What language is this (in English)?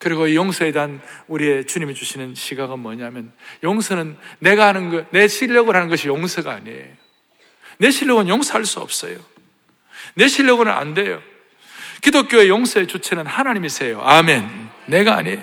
Korean